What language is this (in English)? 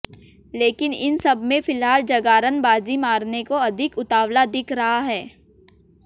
Hindi